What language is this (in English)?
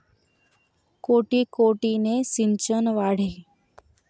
Marathi